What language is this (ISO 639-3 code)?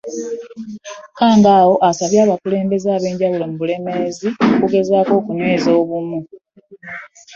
lug